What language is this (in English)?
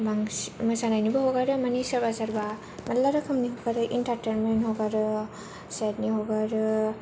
Bodo